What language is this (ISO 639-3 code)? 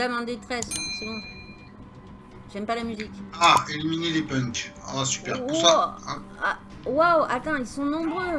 fra